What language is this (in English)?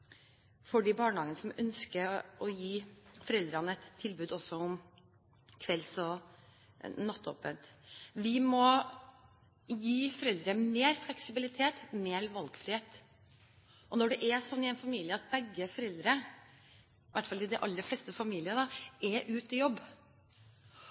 Norwegian Bokmål